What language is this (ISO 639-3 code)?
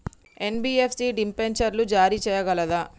tel